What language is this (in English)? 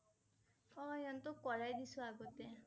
Assamese